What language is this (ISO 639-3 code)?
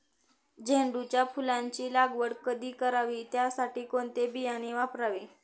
mar